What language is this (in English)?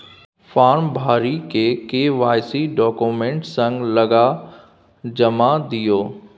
Maithili